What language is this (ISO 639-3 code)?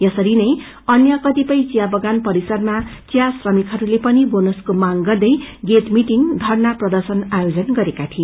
nep